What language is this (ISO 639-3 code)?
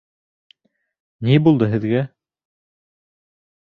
bak